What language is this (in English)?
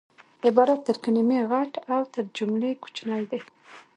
Pashto